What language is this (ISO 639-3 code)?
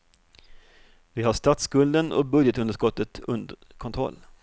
swe